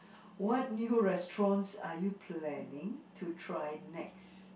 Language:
English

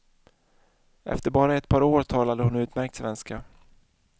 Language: Swedish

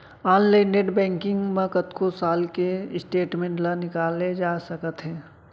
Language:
Chhattisgarhi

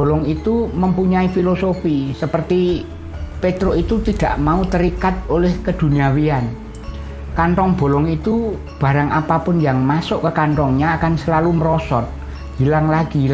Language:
Indonesian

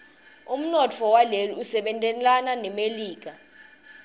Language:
Swati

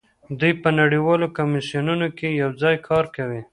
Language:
Pashto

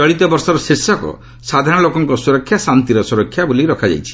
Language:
Odia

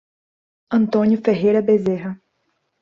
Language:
Portuguese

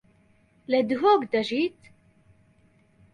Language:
Central Kurdish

